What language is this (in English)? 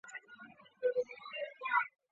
Chinese